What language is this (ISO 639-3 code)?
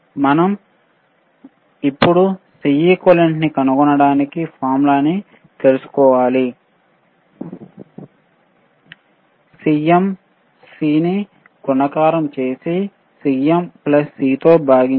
tel